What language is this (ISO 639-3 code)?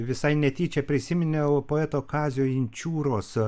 lit